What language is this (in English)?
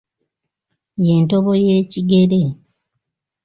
Ganda